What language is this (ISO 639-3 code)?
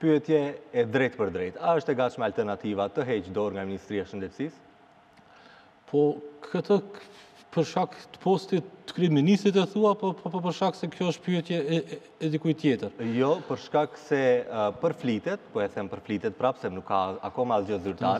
ron